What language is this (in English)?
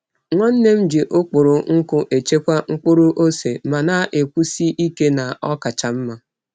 Igbo